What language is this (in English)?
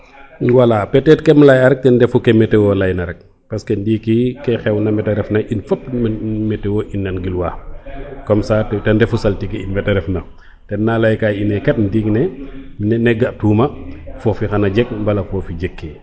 Serer